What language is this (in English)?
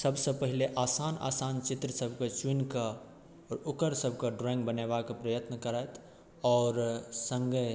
Maithili